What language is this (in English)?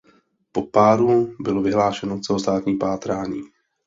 Czech